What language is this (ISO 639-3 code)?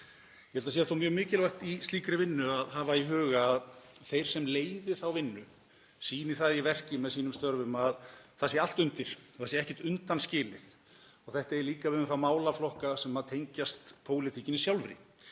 isl